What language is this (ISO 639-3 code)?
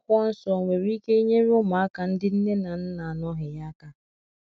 ibo